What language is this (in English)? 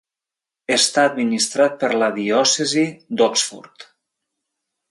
Catalan